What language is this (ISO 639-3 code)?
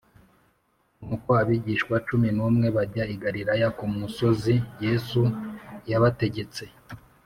kin